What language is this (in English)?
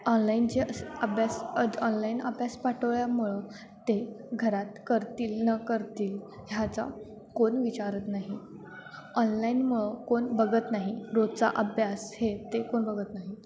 Marathi